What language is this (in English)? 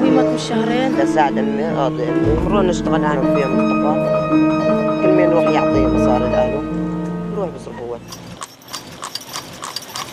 Arabic